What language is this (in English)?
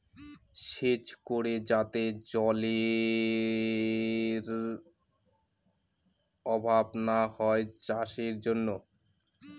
Bangla